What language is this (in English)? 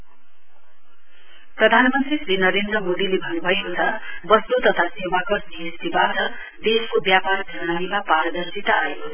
Nepali